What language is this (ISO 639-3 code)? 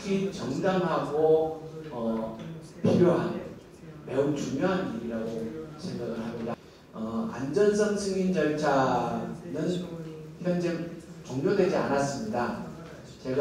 kor